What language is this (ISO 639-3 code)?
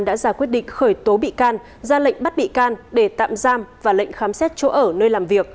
vie